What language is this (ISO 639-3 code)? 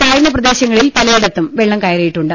mal